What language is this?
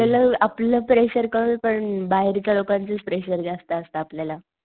Marathi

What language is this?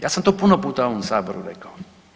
Croatian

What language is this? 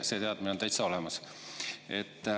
Estonian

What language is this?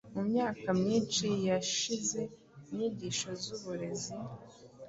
Kinyarwanda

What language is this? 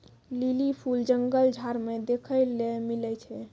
Maithili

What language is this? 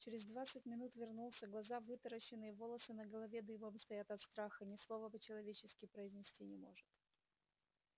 Russian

